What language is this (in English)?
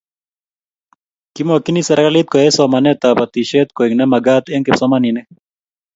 Kalenjin